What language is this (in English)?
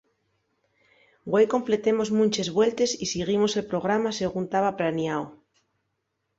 Asturian